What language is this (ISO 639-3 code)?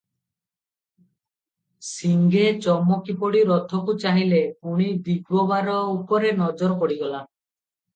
ori